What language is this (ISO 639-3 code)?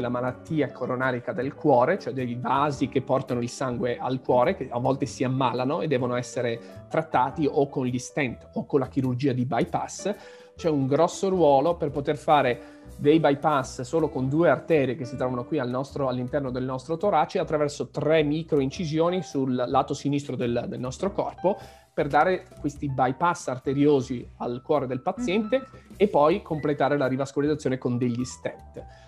ita